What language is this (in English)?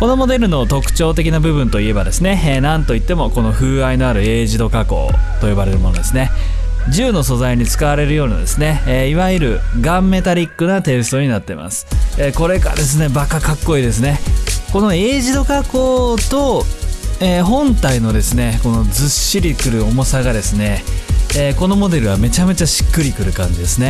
Japanese